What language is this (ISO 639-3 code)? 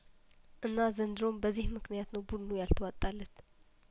amh